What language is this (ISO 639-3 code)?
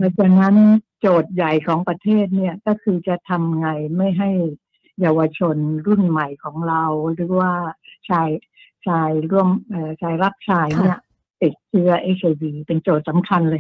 tha